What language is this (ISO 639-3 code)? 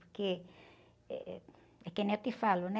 por